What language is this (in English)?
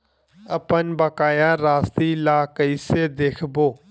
Chhattisgarhi